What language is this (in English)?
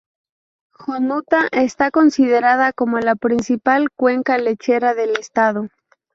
Spanish